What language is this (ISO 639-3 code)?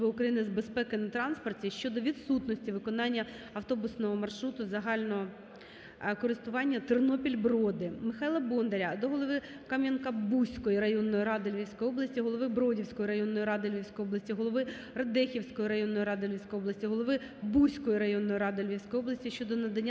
ukr